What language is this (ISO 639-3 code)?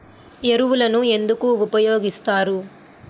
tel